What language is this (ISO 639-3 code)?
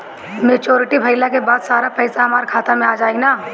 bho